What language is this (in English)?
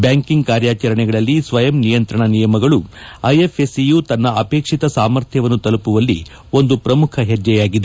Kannada